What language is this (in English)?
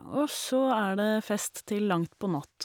Norwegian